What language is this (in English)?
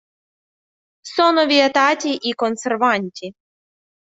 Italian